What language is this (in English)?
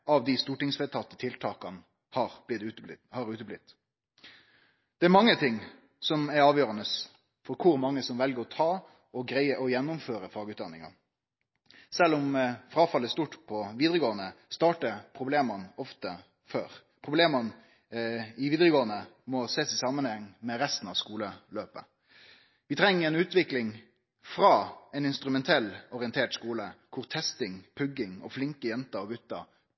Norwegian Nynorsk